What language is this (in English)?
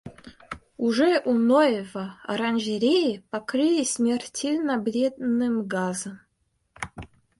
Russian